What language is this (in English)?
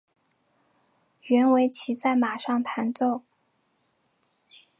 Chinese